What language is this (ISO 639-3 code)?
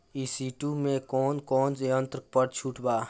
bho